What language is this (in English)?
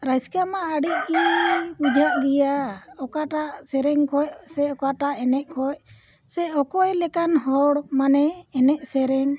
Santali